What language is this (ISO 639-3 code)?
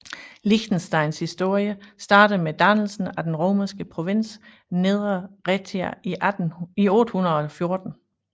dan